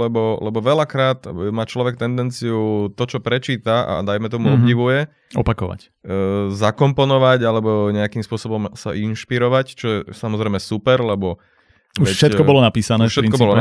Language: Slovak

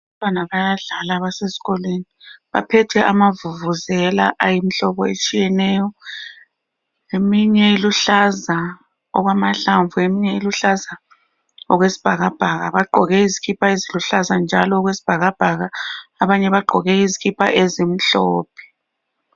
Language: North Ndebele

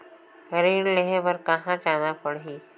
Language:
Chhattisgarhi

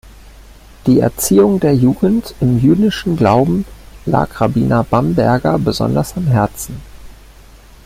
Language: German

